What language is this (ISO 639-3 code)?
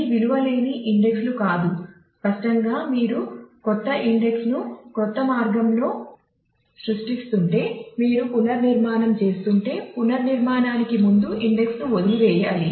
tel